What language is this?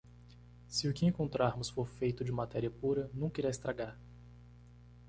Portuguese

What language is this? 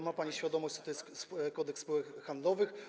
Polish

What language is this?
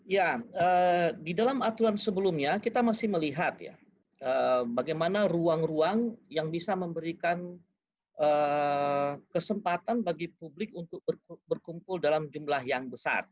Indonesian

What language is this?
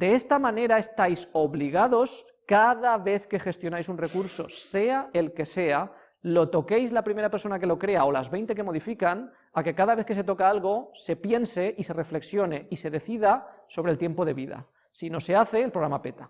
Spanish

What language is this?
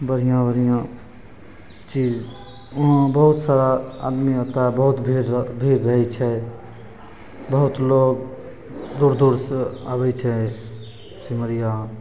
Maithili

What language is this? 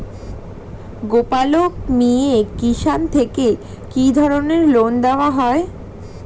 Bangla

